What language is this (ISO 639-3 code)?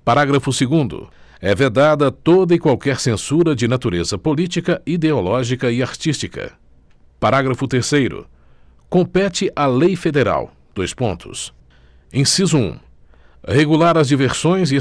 por